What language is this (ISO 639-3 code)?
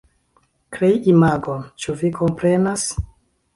epo